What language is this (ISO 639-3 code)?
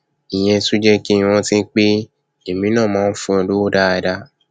yor